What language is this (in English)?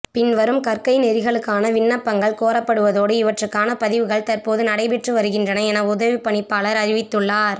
Tamil